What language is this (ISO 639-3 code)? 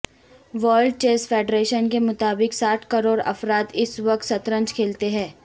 urd